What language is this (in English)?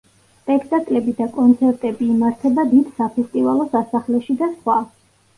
Georgian